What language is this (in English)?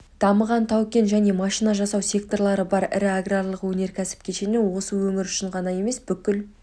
Kazakh